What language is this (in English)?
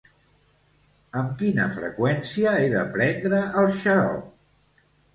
Catalan